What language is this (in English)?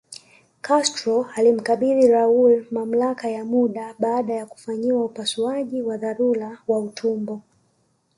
Swahili